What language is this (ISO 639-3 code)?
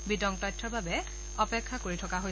asm